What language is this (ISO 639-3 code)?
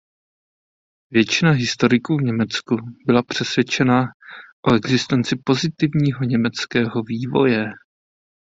ces